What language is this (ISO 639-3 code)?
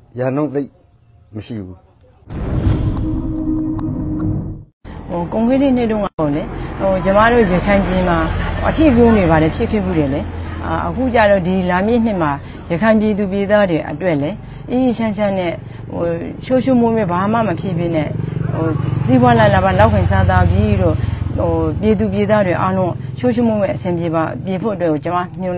kor